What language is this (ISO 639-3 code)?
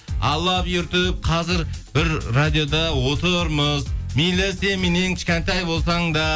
kaz